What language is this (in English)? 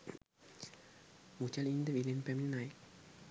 Sinhala